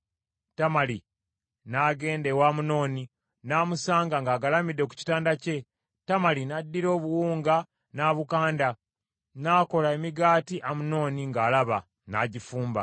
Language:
Ganda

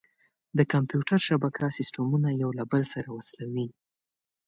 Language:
Pashto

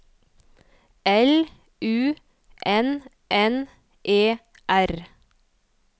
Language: Norwegian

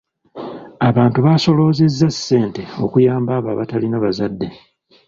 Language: Ganda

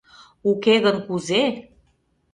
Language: Mari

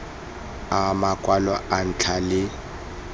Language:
Tswana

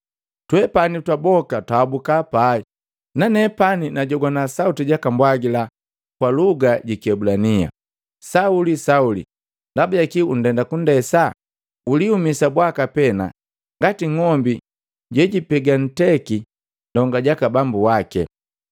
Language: Matengo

